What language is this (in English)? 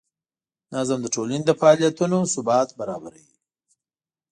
Pashto